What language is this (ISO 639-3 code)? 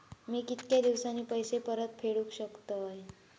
mar